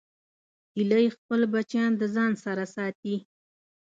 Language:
Pashto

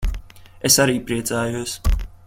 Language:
Latvian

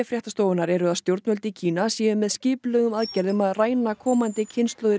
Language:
Icelandic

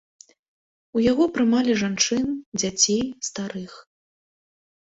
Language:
Belarusian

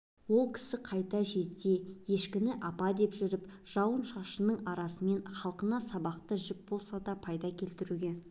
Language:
Kazakh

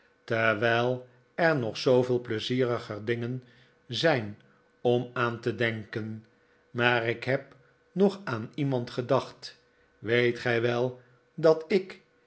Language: Dutch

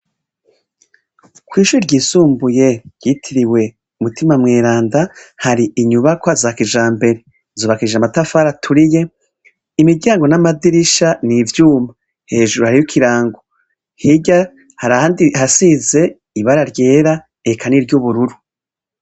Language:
Rundi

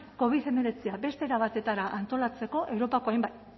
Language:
Basque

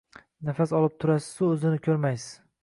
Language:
Uzbek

